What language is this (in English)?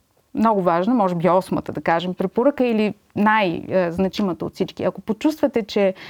Bulgarian